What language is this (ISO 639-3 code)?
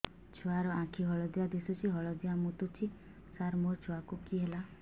ori